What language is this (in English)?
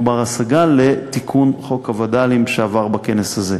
Hebrew